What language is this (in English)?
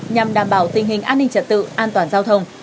Vietnamese